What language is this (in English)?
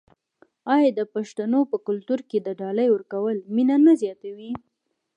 Pashto